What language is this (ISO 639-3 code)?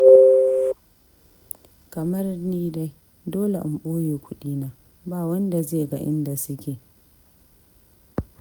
hau